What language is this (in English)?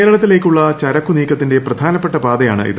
Malayalam